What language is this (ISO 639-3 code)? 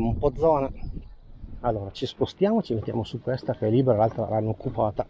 ita